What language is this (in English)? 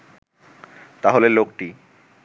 Bangla